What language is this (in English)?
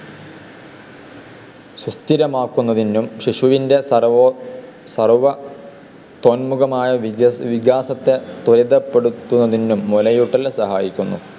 Malayalam